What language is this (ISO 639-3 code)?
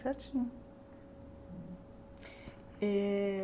por